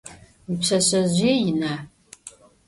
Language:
Adyghe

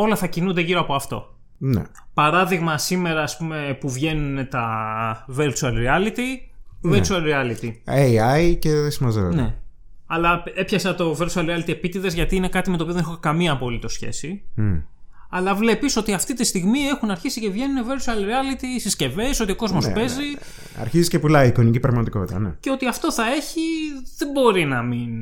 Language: Greek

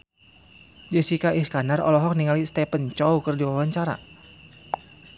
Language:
Sundanese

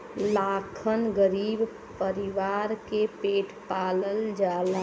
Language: Bhojpuri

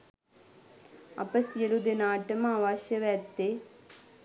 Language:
Sinhala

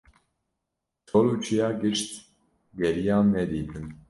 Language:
Kurdish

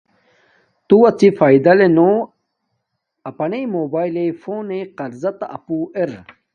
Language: Domaaki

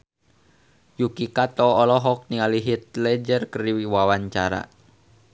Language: Sundanese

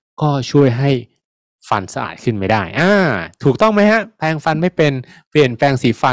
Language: Thai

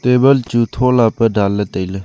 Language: Wancho Naga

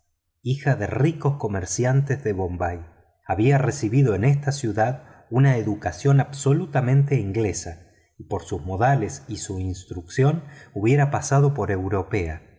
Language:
Spanish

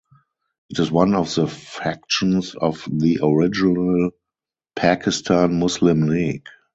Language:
English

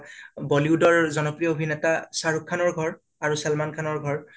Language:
Assamese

